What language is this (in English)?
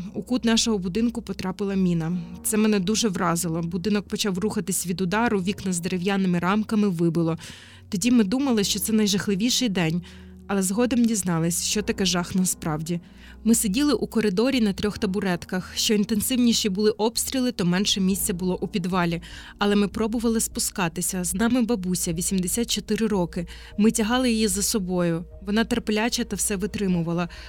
Ukrainian